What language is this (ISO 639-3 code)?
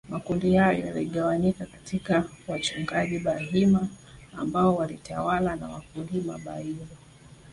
swa